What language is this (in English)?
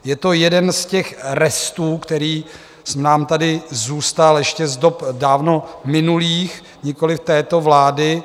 Czech